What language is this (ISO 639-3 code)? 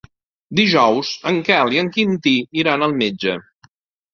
cat